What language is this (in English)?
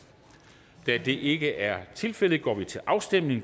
Danish